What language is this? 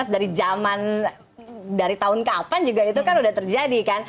Indonesian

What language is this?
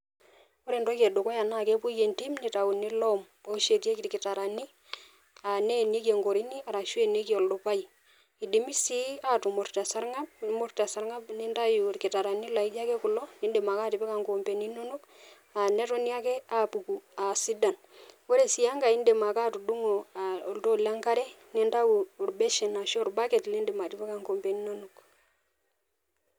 Masai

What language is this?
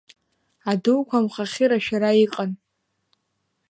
Abkhazian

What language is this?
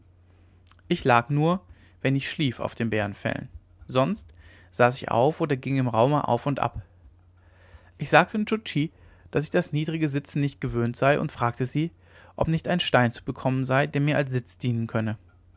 German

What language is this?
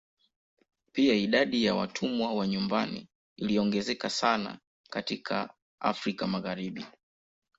Swahili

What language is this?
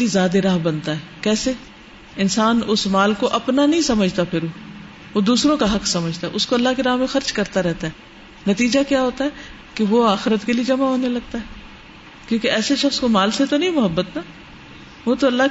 Urdu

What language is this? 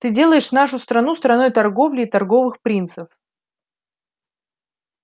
Russian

